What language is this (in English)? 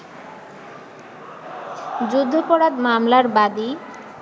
Bangla